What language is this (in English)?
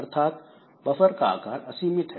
Hindi